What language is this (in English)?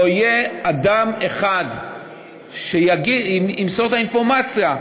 Hebrew